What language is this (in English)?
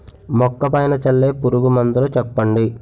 Telugu